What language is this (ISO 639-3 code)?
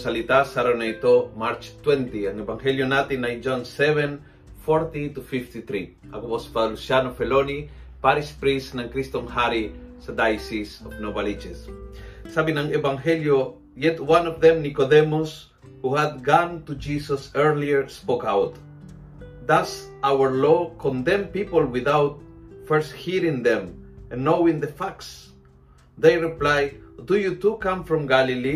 fil